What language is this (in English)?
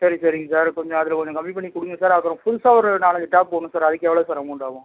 Tamil